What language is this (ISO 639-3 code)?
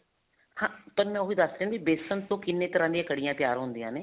pan